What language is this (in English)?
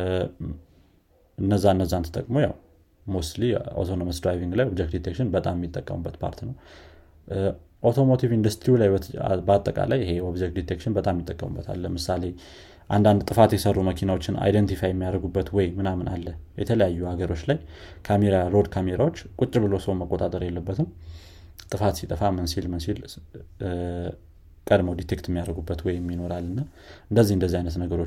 Amharic